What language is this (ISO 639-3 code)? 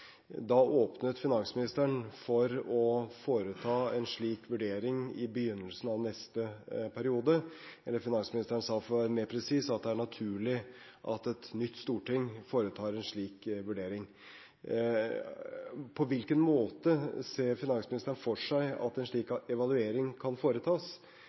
nob